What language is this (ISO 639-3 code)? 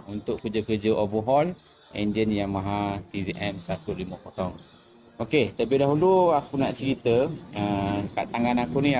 msa